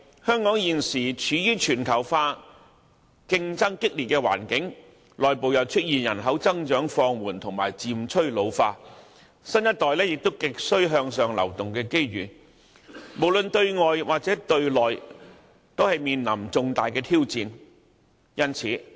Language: Cantonese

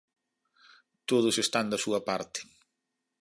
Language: Galician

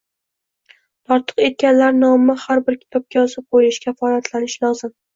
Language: Uzbek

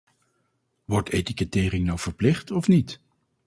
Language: Dutch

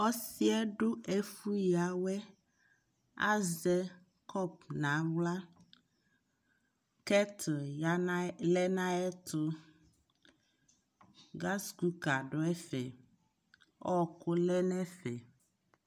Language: Ikposo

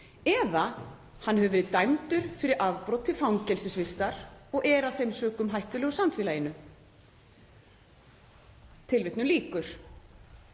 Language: Icelandic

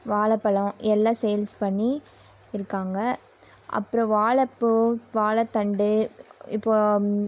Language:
Tamil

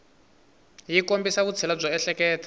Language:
Tsonga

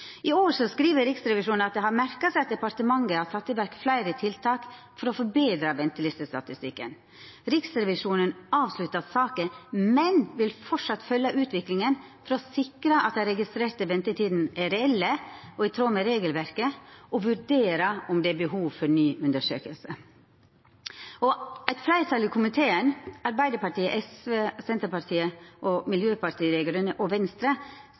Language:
Norwegian Nynorsk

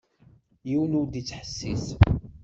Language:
Kabyle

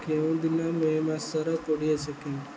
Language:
Odia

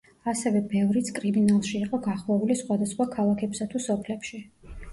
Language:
Georgian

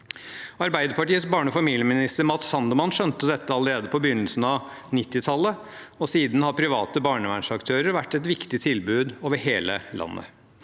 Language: Norwegian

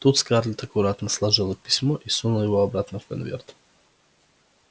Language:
Russian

